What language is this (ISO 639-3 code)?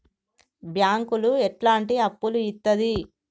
tel